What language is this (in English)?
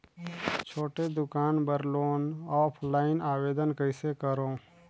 Chhattisgarhi